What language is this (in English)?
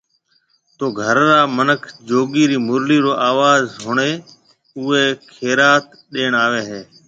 Marwari (Pakistan)